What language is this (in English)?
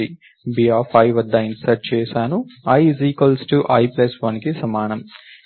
Telugu